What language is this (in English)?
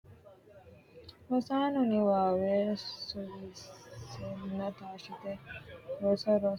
Sidamo